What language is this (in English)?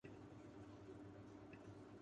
Urdu